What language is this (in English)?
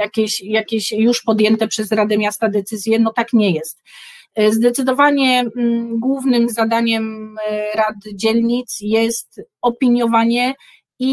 Polish